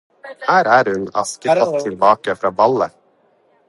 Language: Norwegian Bokmål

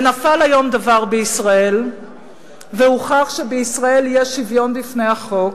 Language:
Hebrew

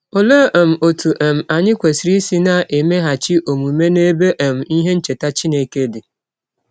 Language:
Igbo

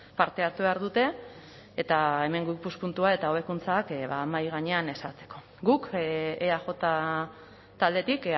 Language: Basque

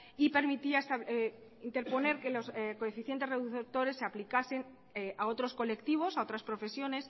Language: Spanish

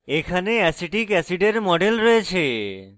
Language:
Bangla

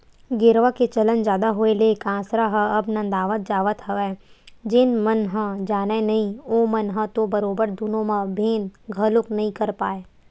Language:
Chhattisgarhi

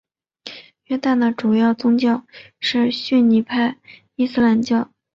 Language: Chinese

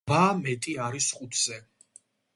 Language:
Georgian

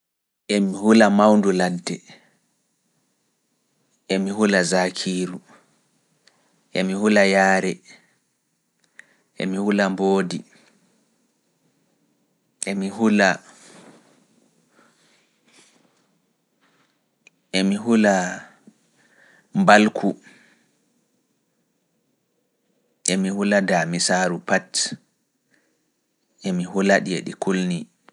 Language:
Fula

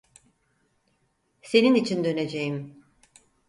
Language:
Turkish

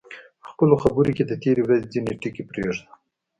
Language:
Pashto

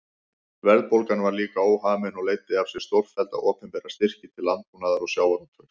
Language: Icelandic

